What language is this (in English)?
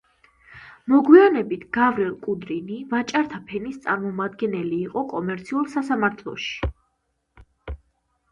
Georgian